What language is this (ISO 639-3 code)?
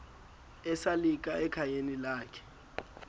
xho